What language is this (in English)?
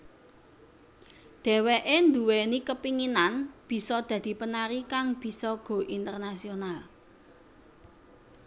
Javanese